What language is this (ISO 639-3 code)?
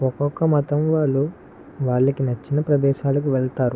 tel